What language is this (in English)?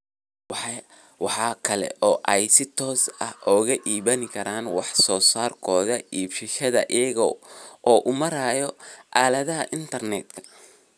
Somali